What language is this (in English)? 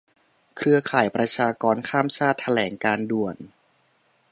Thai